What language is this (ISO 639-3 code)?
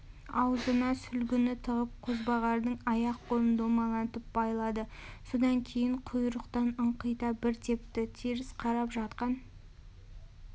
kaz